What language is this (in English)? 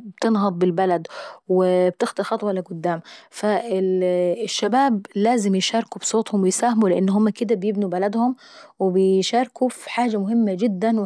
Saidi Arabic